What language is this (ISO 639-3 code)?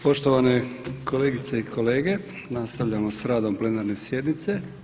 hrv